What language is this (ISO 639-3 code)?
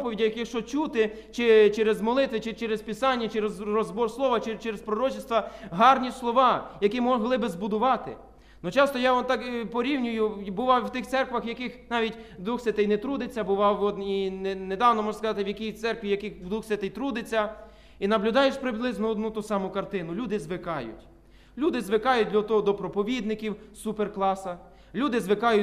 ukr